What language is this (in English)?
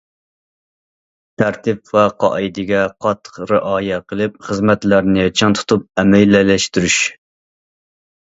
Uyghur